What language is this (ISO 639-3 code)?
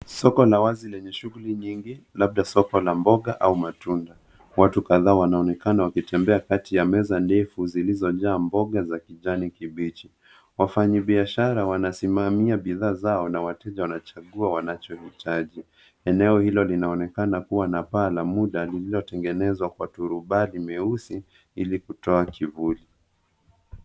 swa